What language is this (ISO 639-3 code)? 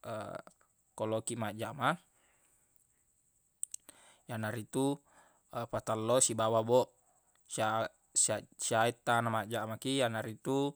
bug